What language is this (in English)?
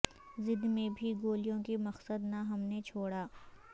Urdu